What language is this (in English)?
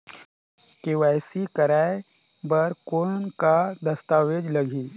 Chhattisgarhi